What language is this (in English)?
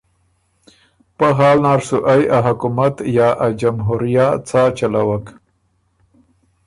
Ormuri